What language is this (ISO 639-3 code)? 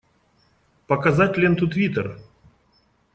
rus